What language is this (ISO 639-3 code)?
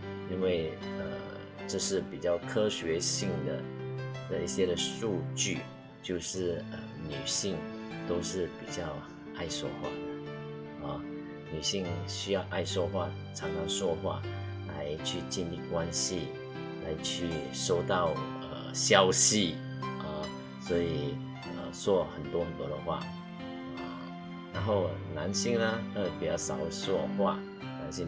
zho